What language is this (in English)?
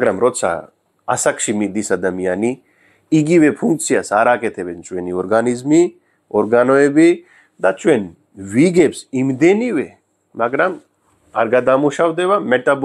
Romanian